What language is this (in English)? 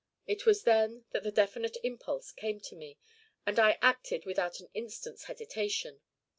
English